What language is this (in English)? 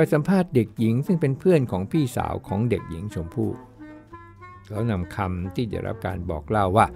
Thai